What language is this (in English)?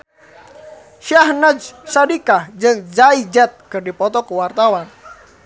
Sundanese